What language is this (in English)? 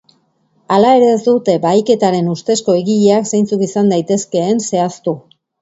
Basque